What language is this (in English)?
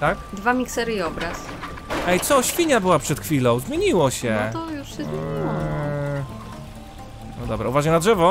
Polish